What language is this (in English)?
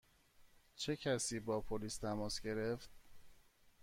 Persian